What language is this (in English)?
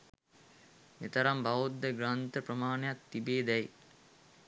Sinhala